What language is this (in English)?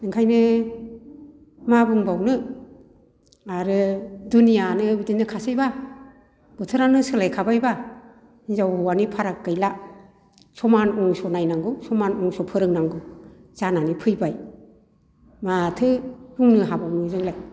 Bodo